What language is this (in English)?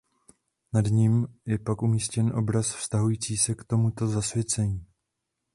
Czech